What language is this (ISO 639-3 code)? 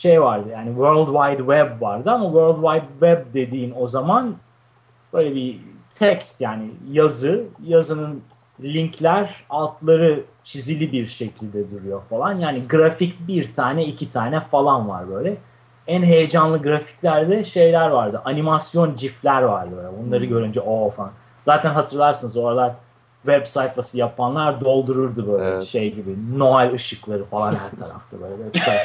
tur